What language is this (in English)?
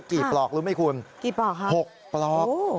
Thai